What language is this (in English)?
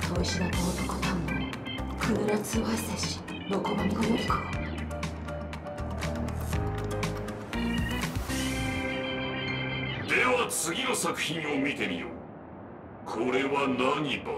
Japanese